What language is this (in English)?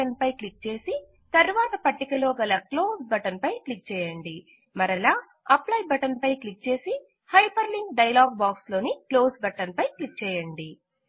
Telugu